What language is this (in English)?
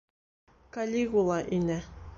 Bashkir